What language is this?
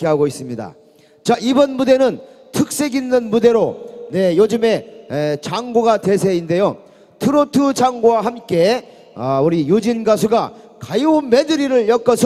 Korean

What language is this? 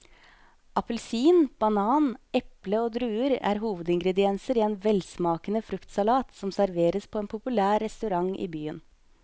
Norwegian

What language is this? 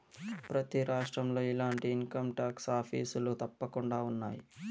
Telugu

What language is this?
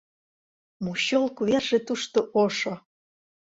Mari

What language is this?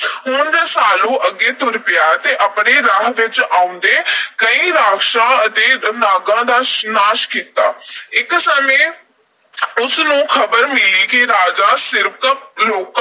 Punjabi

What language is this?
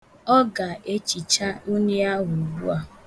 Igbo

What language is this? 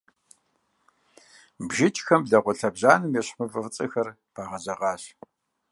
Kabardian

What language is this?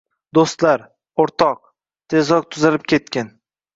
Uzbek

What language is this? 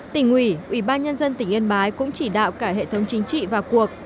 Vietnamese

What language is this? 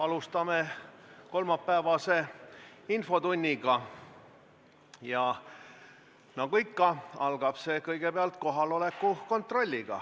Estonian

